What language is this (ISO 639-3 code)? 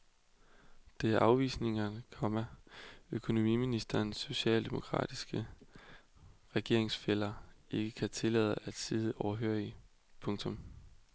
dan